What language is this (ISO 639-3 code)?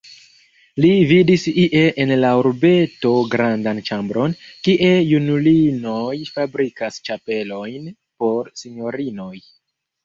epo